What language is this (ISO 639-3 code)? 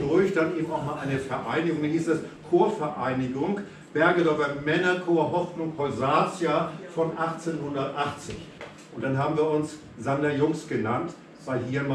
deu